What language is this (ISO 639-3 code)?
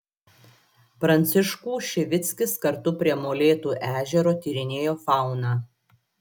lit